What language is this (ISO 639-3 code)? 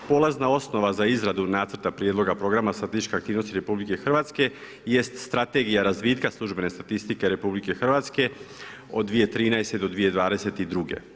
hrv